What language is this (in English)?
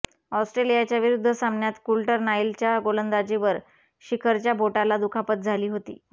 Marathi